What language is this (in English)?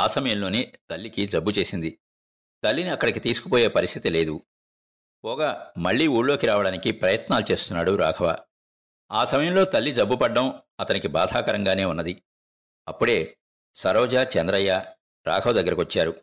Telugu